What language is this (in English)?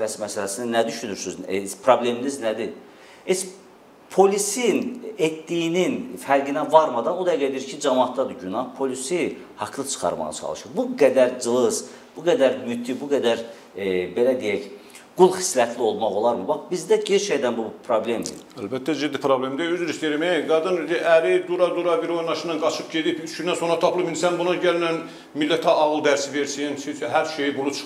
Turkish